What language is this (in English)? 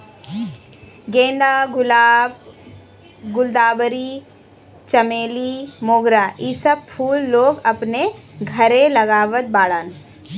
Bhojpuri